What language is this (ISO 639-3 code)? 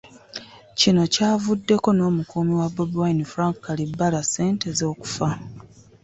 lug